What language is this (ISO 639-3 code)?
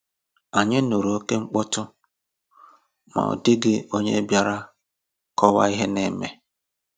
ibo